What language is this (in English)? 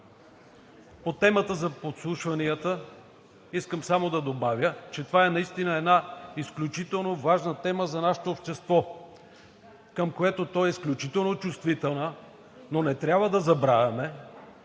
Bulgarian